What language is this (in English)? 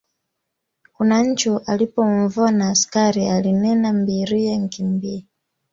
Swahili